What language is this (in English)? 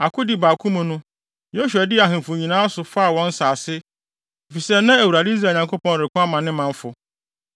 Akan